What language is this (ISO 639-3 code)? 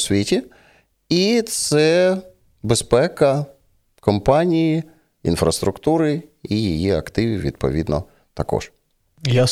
ukr